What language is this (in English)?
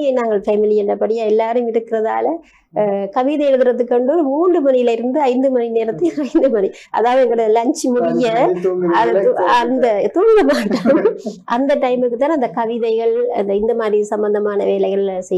Tamil